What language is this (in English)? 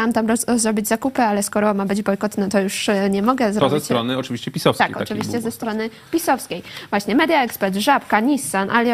Polish